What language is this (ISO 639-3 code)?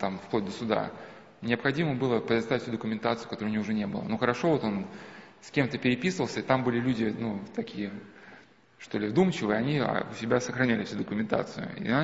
rus